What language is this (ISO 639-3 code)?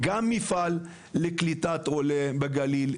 heb